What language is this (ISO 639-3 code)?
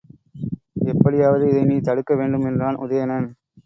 tam